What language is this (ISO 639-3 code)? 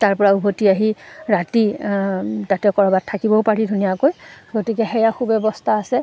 asm